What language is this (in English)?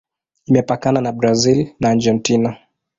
Swahili